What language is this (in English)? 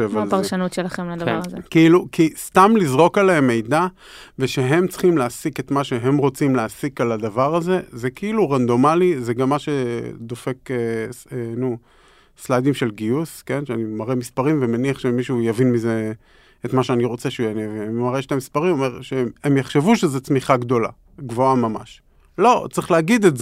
Hebrew